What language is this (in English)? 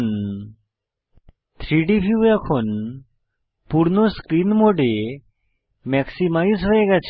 Bangla